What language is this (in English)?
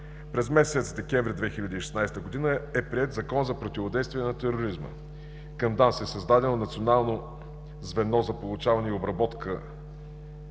Bulgarian